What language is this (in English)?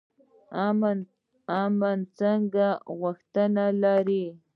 Pashto